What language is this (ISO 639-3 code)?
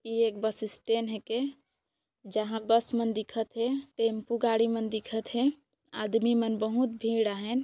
sck